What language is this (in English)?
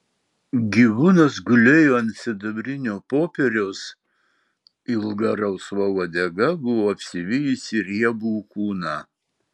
Lithuanian